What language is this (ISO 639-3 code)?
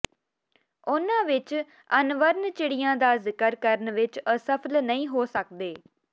pan